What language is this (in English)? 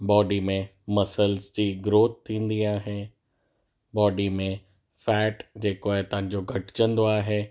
Sindhi